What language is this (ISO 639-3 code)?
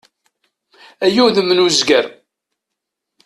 kab